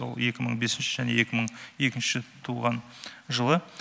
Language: Kazakh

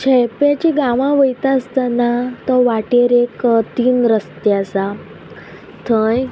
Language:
Konkani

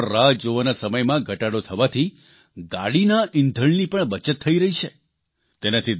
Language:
Gujarati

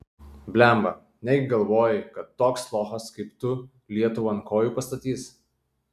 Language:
Lithuanian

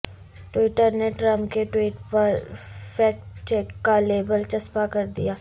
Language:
Urdu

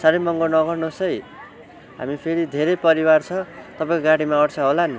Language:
Nepali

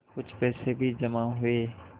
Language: Hindi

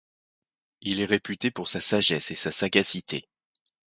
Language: French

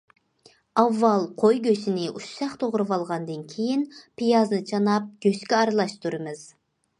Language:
Uyghur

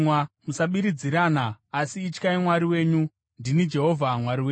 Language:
Shona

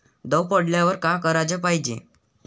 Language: Marathi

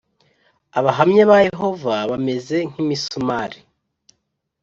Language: Kinyarwanda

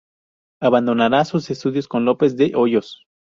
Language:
Spanish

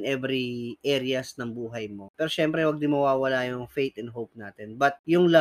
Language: Filipino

